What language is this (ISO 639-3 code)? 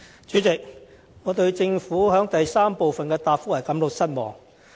yue